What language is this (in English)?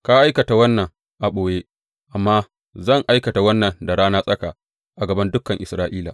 Hausa